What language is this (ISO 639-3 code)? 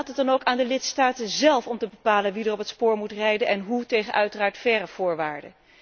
nld